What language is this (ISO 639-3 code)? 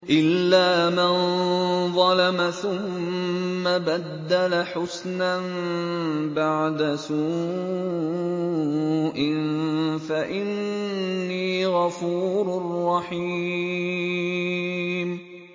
ara